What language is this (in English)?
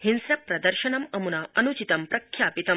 Sanskrit